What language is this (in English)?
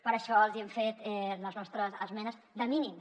Catalan